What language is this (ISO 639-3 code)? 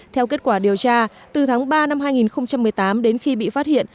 vie